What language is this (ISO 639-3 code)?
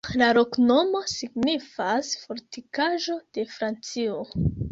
epo